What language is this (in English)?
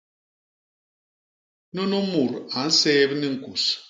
Basaa